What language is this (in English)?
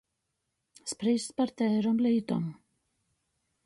Latgalian